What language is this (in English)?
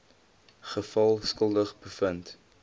Afrikaans